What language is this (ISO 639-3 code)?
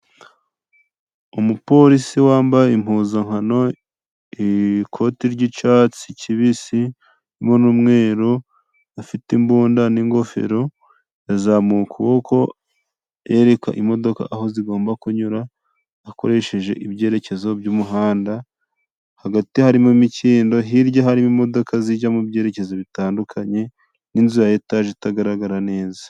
kin